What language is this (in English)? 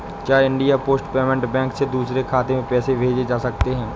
Hindi